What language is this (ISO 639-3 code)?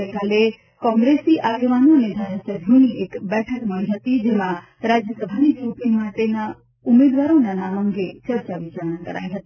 guj